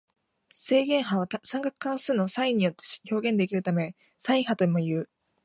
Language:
Japanese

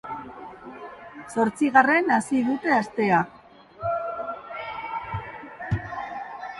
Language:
Basque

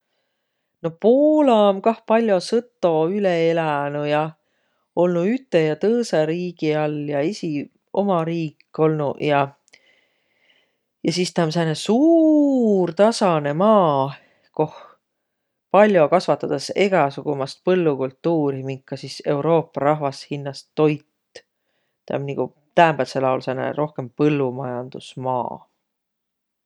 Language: Võro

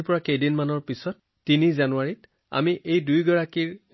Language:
Assamese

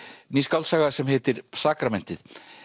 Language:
Icelandic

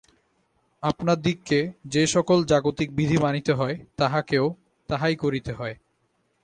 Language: Bangla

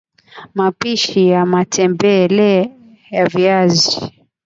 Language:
Swahili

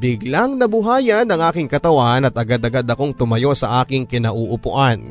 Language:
Filipino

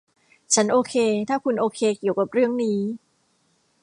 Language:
Thai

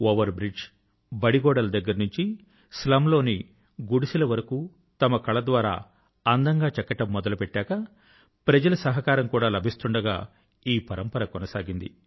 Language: Telugu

